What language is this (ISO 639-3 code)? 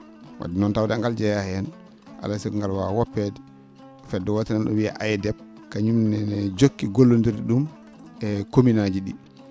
ful